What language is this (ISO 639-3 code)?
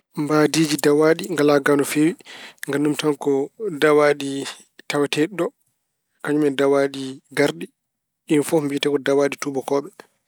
ful